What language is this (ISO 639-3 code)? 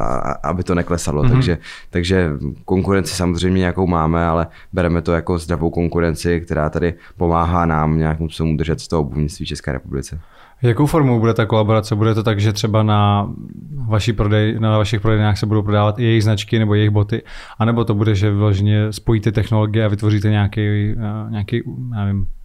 ces